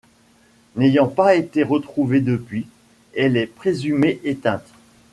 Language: French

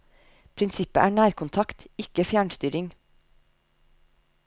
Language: Norwegian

